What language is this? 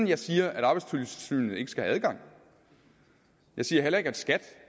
Danish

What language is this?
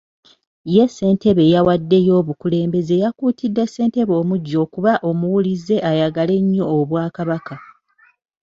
Ganda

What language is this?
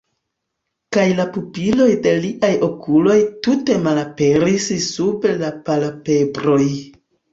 Esperanto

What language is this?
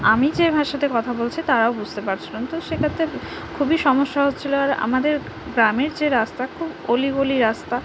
Bangla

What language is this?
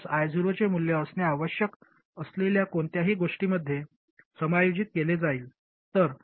Marathi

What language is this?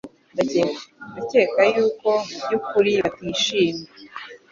Kinyarwanda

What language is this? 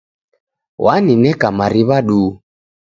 Taita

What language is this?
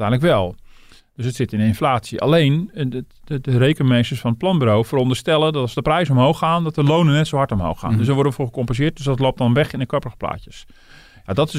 Dutch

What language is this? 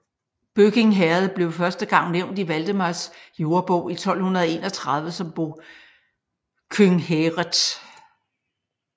Danish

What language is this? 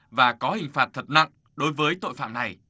Vietnamese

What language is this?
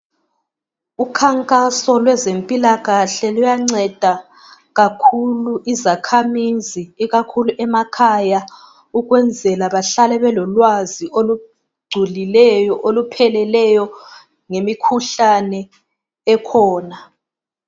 North Ndebele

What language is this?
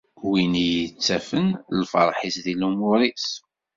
Kabyle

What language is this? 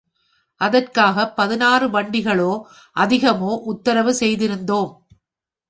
Tamil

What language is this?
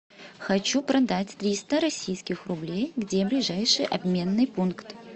Russian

